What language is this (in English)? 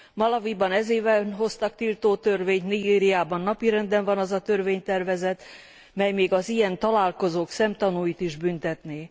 Hungarian